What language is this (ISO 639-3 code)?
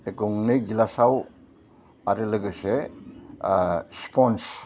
brx